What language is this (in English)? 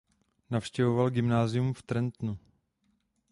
Czech